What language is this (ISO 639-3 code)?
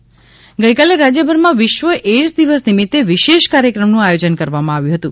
guj